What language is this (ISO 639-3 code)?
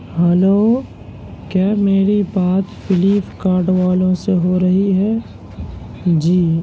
urd